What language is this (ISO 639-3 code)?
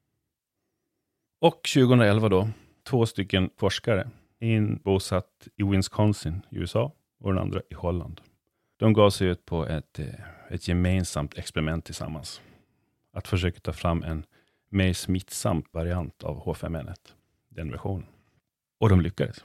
swe